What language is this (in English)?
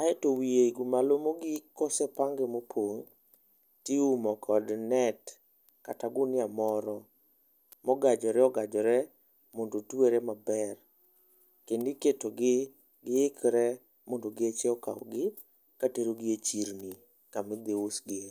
Luo (Kenya and Tanzania)